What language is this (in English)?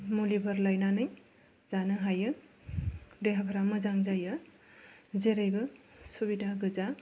Bodo